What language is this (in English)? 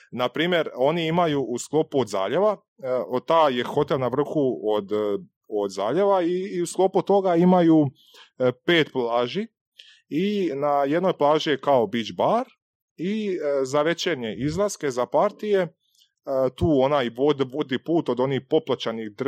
Croatian